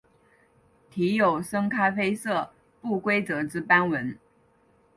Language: Chinese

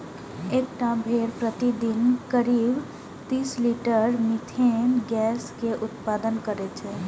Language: Maithili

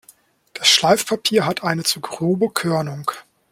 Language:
German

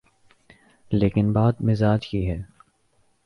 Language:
Urdu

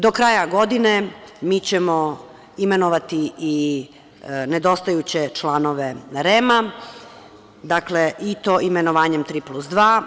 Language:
Serbian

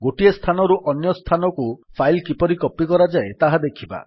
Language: Odia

